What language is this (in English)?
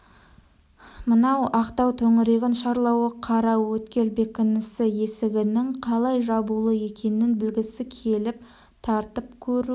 Kazakh